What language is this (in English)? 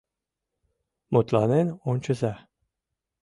Mari